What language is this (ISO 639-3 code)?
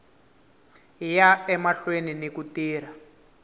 tso